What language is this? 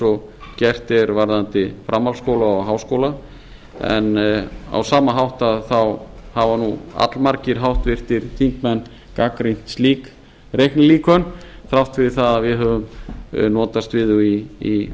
Icelandic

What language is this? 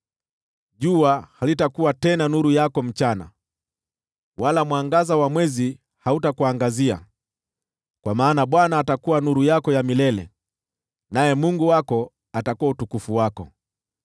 Swahili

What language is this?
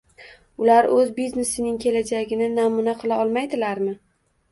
Uzbek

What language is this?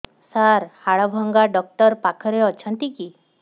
Odia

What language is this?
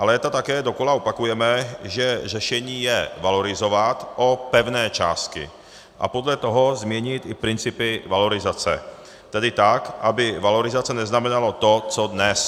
Czech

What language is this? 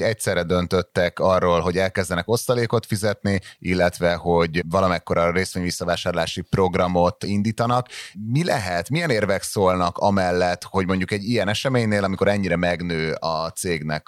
Hungarian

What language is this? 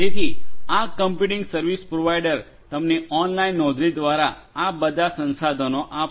Gujarati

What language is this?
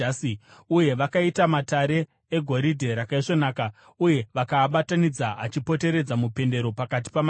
Shona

